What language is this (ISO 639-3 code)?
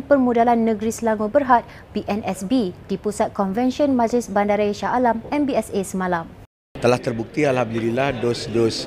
msa